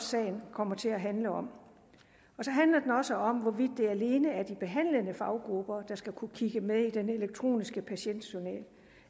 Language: Danish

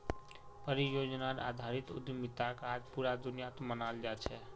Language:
Magahi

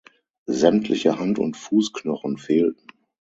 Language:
German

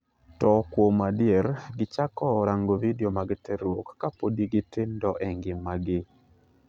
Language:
Luo (Kenya and Tanzania)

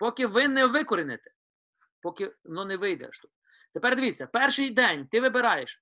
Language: Ukrainian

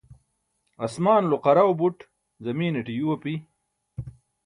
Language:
Burushaski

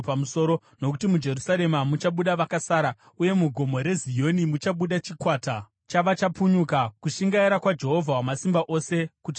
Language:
Shona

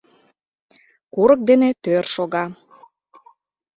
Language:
Mari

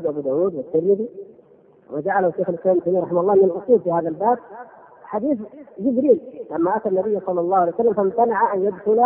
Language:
Arabic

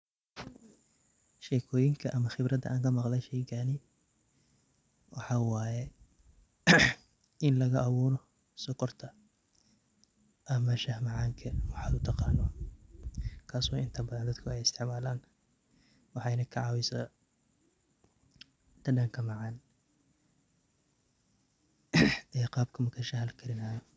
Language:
Somali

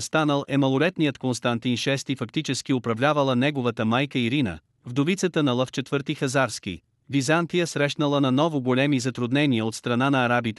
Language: Bulgarian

